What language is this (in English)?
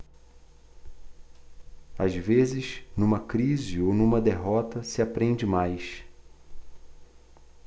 Portuguese